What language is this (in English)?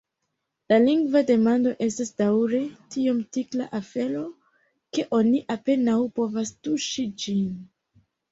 Esperanto